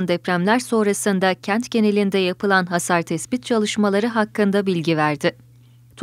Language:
Turkish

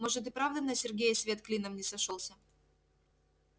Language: Russian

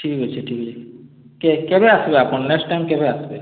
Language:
Odia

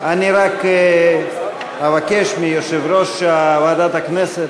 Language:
Hebrew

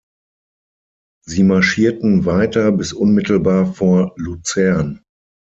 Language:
German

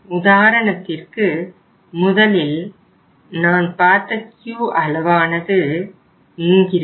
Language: Tamil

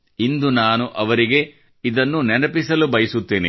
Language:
Kannada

